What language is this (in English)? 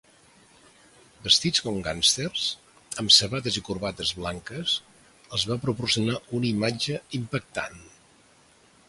Catalan